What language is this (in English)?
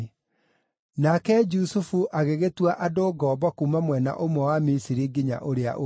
Kikuyu